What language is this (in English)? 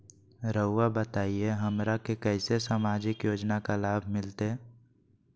Magahi